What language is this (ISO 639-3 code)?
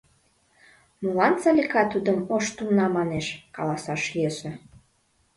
chm